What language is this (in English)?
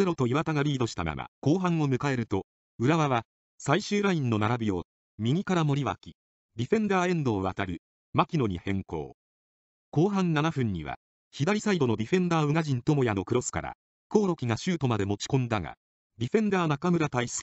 Japanese